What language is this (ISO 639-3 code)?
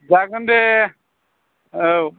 brx